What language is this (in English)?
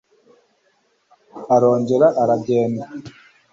Kinyarwanda